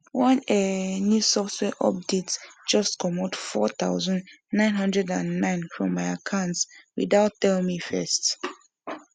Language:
Nigerian Pidgin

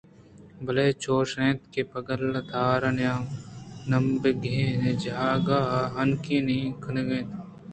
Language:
Eastern Balochi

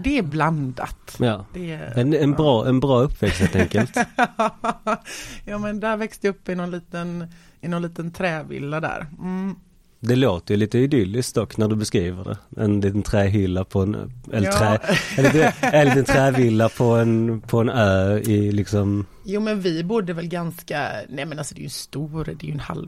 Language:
Swedish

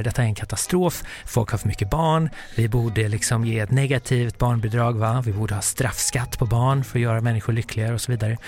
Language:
Swedish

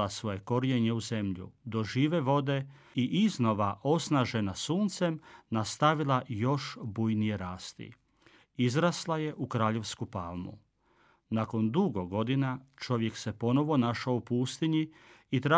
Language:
Croatian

